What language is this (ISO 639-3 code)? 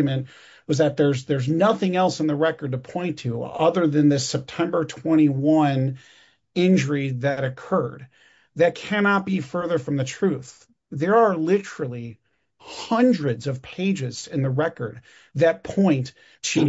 eng